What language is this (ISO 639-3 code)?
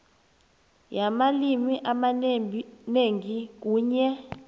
nbl